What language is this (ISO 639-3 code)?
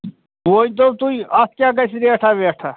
kas